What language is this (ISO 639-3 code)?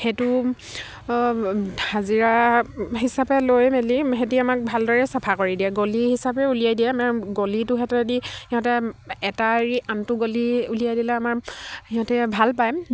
asm